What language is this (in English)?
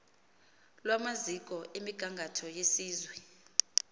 Xhosa